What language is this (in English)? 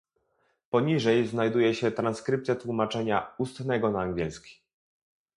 Polish